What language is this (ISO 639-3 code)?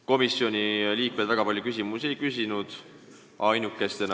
est